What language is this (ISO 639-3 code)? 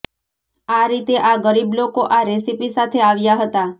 guj